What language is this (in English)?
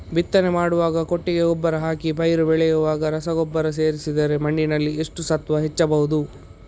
Kannada